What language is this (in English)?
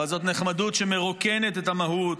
Hebrew